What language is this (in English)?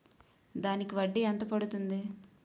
Telugu